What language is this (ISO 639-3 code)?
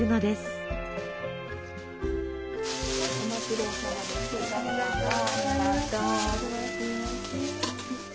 jpn